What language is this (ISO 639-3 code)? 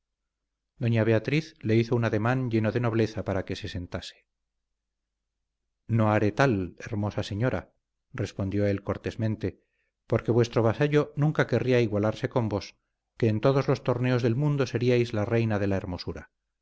spa